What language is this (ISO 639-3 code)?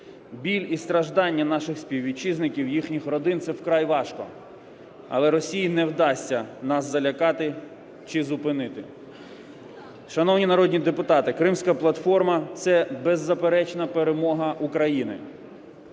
ukr